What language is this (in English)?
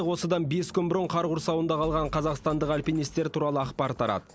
Kazakh